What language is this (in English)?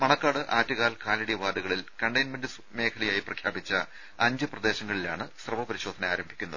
Malayalam